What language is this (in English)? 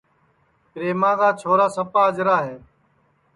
Sansi